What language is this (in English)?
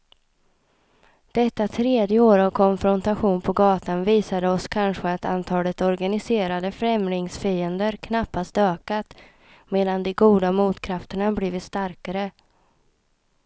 Swedish